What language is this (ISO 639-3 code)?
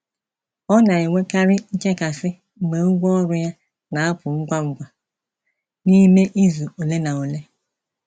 ibo